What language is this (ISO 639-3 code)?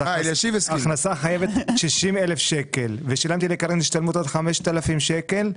heb